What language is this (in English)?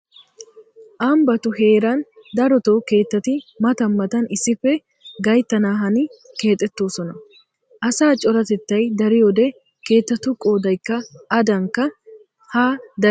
Wolaytta